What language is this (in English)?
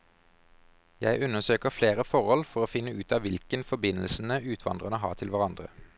Norwegian